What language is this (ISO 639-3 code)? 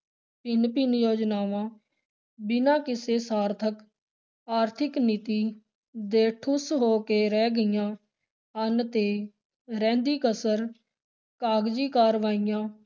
pan